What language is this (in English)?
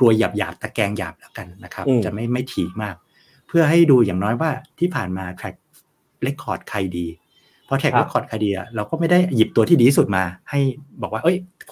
Thai